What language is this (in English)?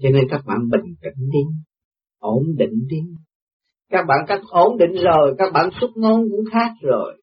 Vietnamese